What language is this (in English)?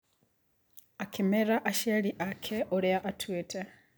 Kikuyu